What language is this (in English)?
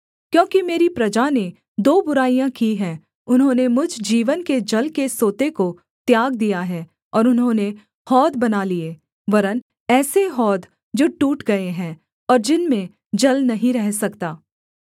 Hindi